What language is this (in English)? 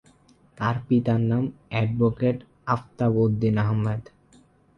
Bangla